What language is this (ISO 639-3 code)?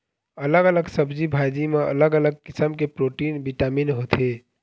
hne